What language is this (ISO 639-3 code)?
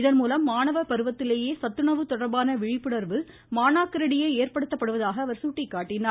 tam